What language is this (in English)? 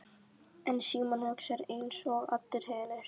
Icelandic